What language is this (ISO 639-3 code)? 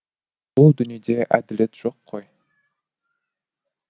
kaz